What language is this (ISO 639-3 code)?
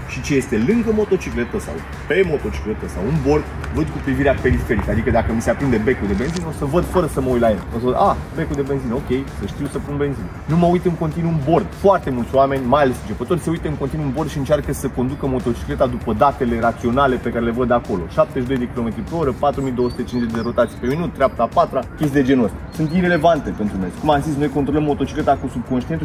ron